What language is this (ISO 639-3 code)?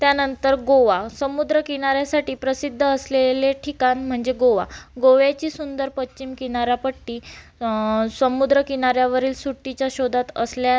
mar